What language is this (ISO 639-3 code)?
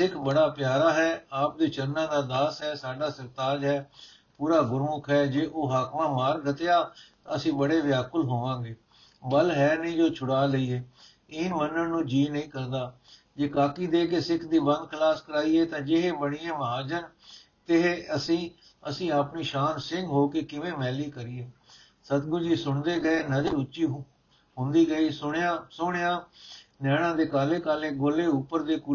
pan